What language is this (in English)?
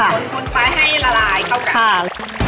Thai